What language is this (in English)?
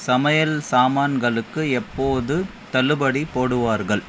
Tamil